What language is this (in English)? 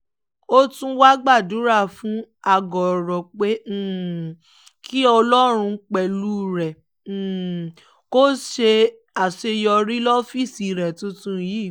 Yoruba